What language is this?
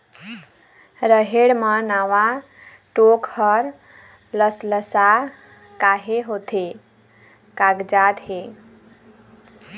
Chhattisgarhi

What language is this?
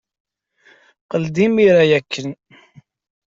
Kabyle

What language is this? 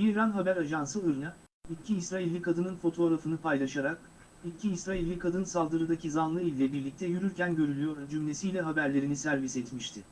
Turkish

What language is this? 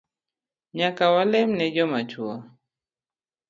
Luo (Kenya and Tanzania)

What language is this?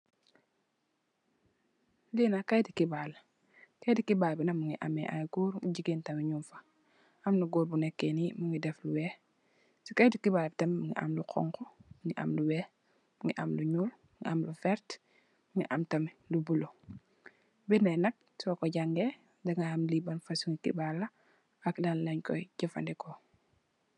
Wolof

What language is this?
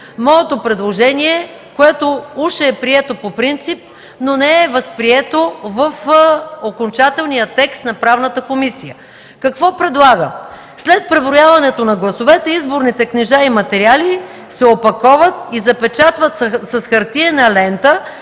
Bulgarian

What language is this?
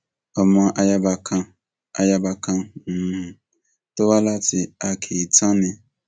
Yoruba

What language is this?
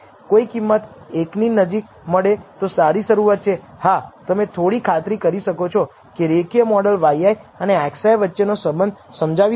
Gujarati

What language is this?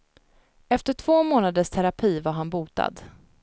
Swedish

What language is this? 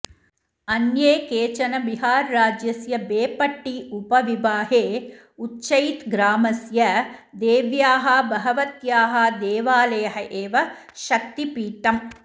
Sanskrit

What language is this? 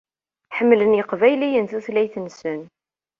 Kabyle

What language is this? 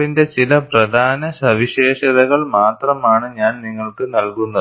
Malayalam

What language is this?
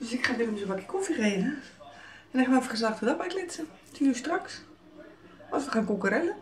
Dutch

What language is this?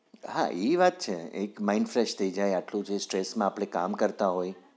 Gujarati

